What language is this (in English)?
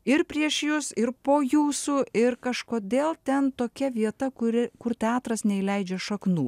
Lithuanian